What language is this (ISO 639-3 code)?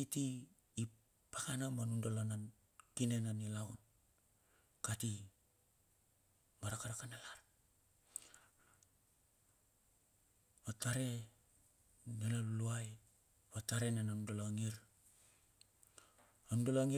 bxf